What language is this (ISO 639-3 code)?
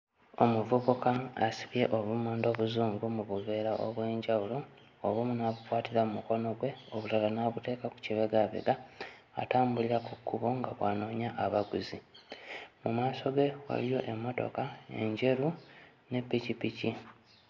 lug